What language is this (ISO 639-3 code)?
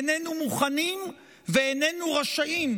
heb